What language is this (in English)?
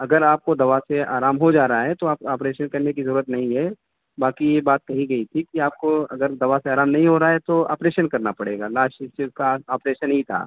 Urdu